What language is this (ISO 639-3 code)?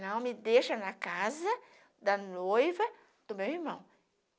por